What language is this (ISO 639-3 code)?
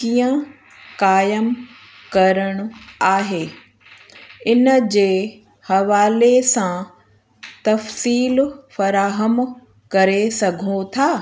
snd